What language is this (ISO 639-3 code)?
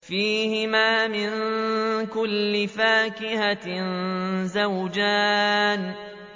ara